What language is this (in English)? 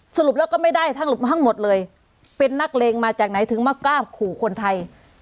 Thai